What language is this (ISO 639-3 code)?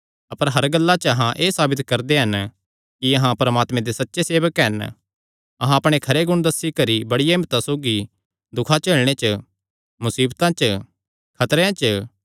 xnr